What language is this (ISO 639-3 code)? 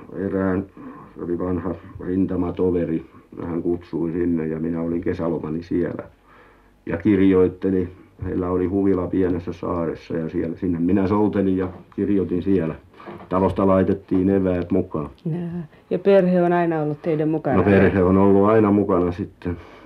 fin